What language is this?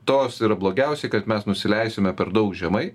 Lithuanian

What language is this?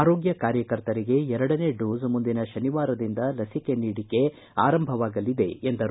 Kannada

